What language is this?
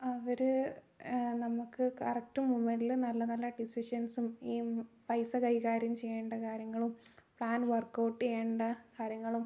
Malayalam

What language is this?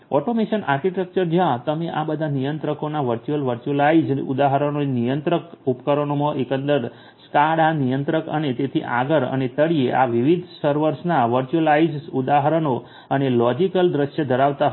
Gujarati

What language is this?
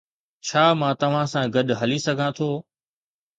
Sindhi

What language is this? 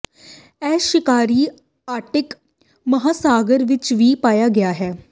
Punjabi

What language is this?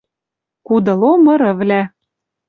Western Mari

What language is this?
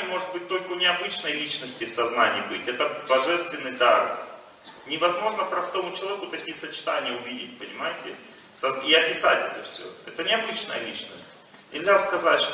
Russian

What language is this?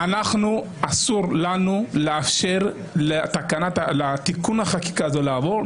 Hebrew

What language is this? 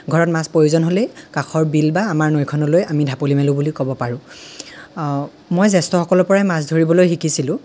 Assamese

